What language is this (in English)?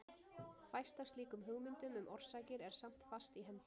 Icelandic